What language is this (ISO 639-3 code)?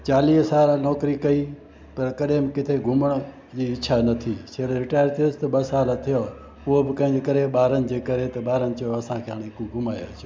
snd